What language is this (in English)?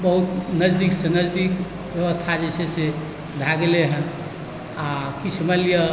Maithili